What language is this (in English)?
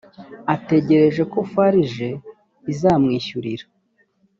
Kinyarwanda